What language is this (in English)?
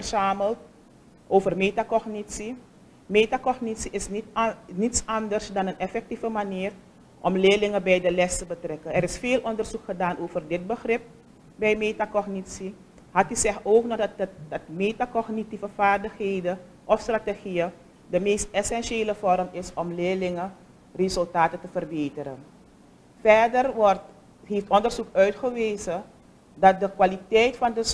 Dutch